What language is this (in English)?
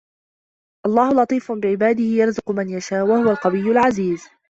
Arabic